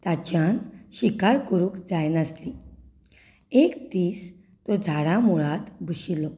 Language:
Konkani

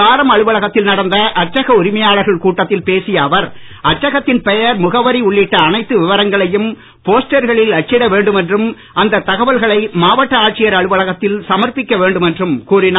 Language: Tamil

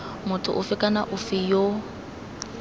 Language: Tswana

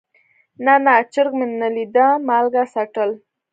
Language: Pashto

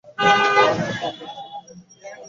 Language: Bangla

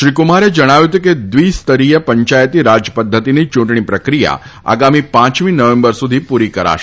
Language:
Gujarati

